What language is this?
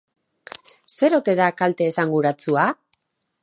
Basque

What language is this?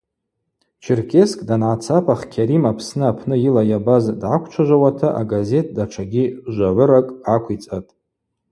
Abaza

